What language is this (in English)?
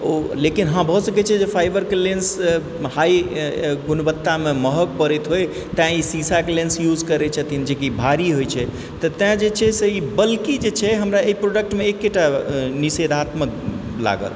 Maithili